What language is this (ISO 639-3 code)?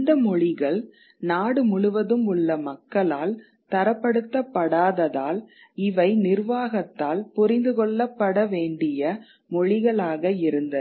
tam